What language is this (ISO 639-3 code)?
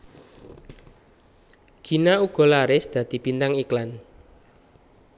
jav